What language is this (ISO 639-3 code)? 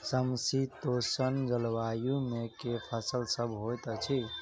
mai